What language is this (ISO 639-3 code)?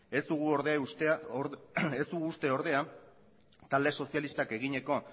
eus